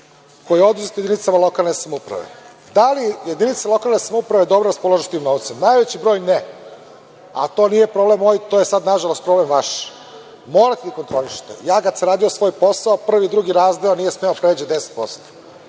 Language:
Serbian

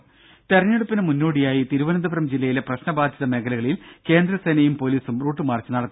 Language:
Malayalam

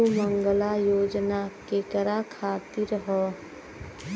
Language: Bhojpuri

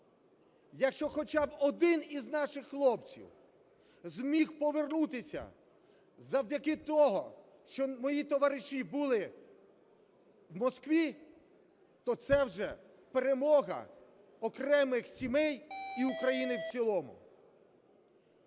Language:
Ukrainian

